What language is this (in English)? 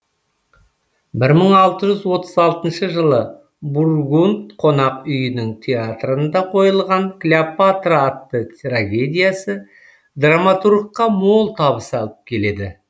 Kazakh